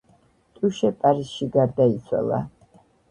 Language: Georgian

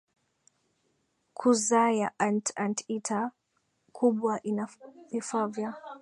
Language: Swahili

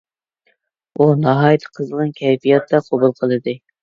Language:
Uyghur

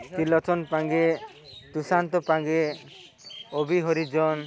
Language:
Odia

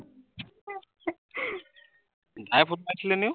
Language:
Assamese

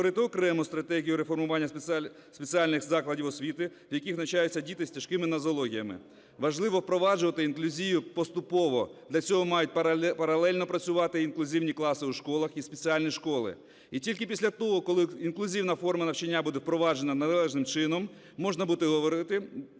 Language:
Ukrainian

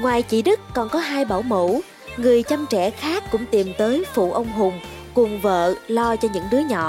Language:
Vietnamese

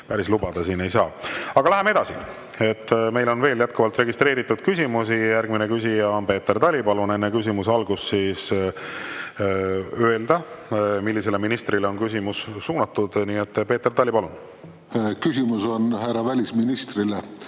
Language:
Estonian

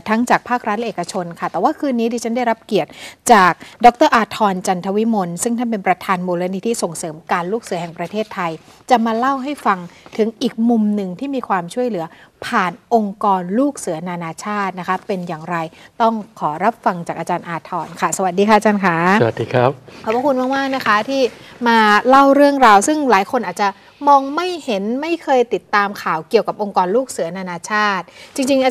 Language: Thai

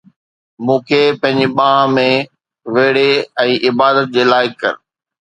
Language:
Sindhi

